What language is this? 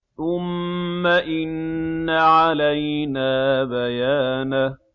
Arabic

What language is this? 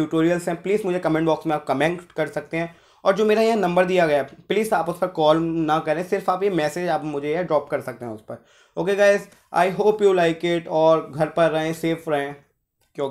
Hindi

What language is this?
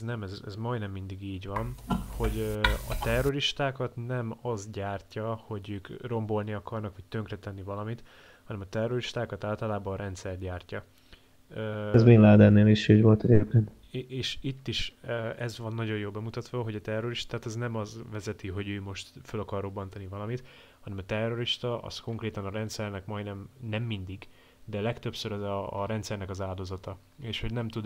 Hungarian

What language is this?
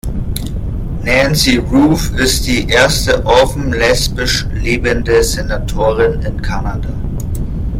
German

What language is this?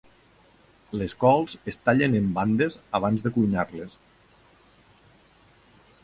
Catalan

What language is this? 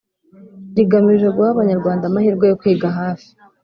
Kinyarwanda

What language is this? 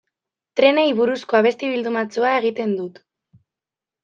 Basque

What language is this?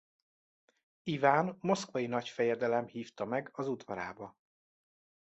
Hungarian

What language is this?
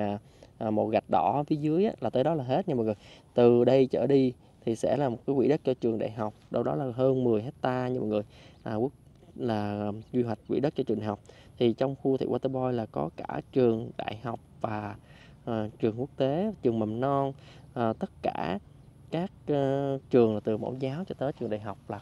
Vietnamese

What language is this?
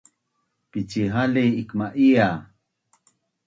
Bunun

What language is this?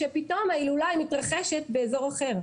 Hebrew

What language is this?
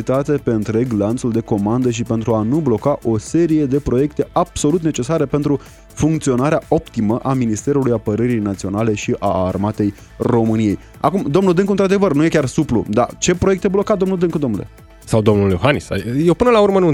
Romanian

